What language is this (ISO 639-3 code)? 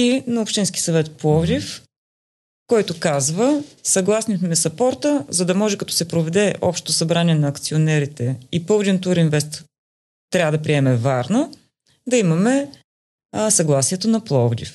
bul